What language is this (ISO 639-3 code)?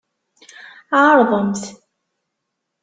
kab